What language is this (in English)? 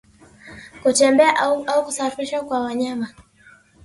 Swahili